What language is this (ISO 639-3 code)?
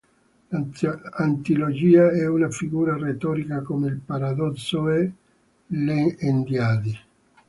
ita